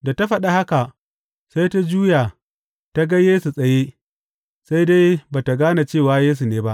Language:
Hausa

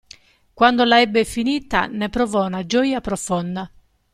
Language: Italian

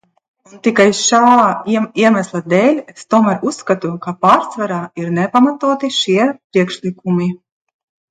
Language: Latvian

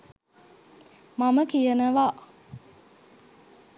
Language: Sinhala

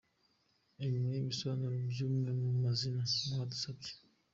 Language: Kinyarwanda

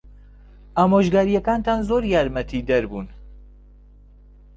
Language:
Central Kurdish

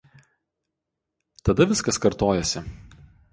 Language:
Lithuanian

